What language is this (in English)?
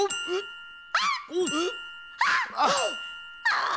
Japanese